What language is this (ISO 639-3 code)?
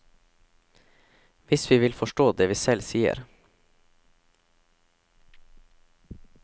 nor